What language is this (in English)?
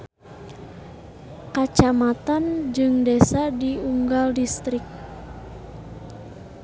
Sundanese